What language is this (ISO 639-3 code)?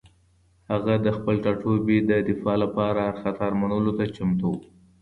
pus